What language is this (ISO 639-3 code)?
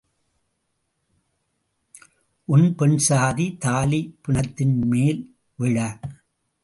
tam